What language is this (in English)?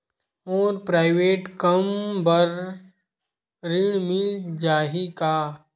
Chhattisgarhi